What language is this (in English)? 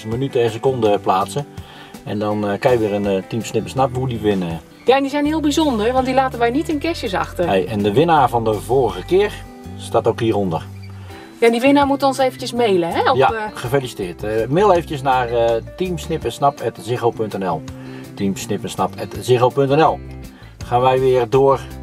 Dutch